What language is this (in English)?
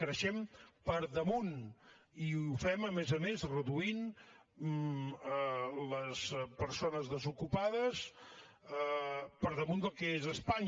Catalan